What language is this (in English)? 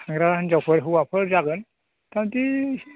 Bodo